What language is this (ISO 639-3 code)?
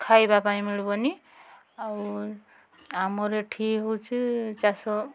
ori